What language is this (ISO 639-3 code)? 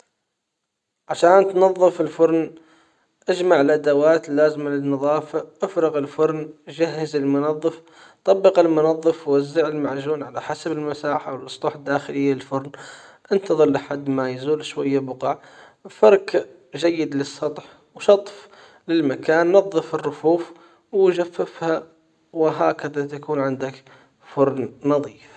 acw